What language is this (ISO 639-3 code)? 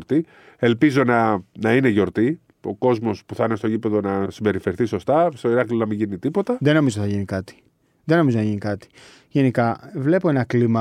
ell